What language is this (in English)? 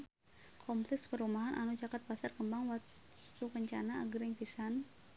Sundanese